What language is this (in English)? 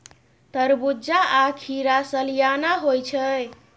Maithili